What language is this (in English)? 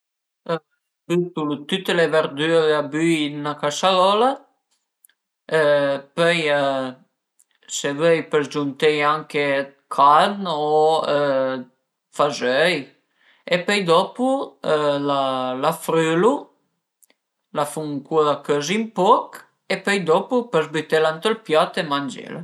Piedmontese